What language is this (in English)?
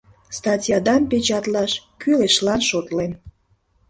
Mari